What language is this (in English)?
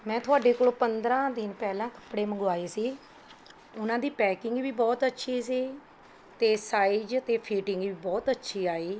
Punjabi